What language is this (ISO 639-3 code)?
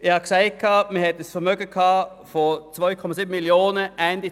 gsw